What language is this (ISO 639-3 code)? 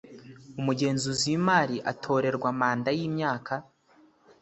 kin